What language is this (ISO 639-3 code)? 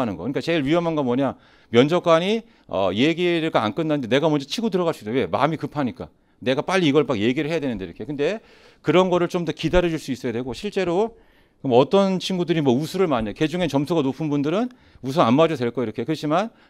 kor